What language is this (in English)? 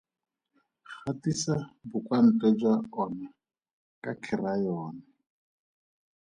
Tswana